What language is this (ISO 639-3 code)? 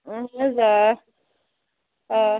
kas